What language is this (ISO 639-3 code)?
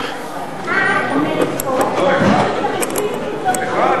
heb